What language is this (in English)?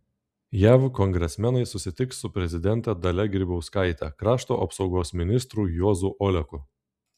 Lithuanian